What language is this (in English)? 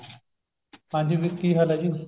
Punjabi